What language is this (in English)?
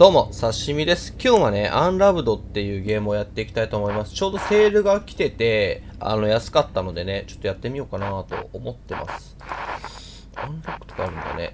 Japanese